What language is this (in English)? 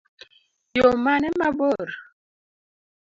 Luo (Kenya and Tanzania)